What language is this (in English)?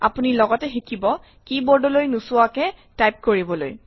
Assamese